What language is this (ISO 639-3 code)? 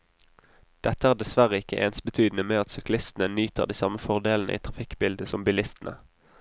nor